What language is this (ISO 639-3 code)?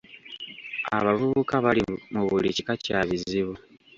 lug